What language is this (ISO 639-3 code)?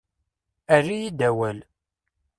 kab